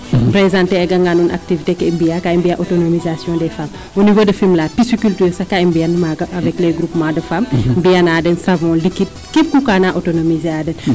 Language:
Serer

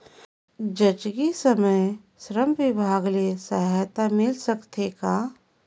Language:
Chhattisgarhi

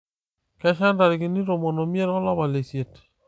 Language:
Masai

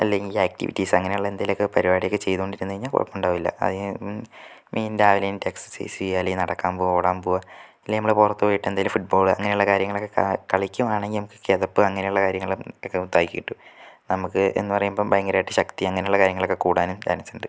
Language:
Malayalam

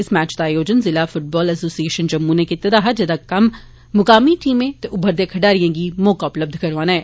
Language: Dogri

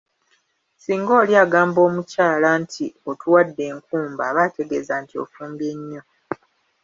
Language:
Ganda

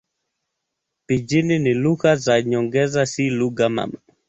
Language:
Swahili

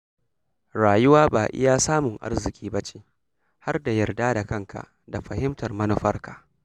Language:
Hausa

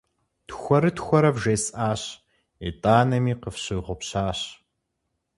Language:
Kabardian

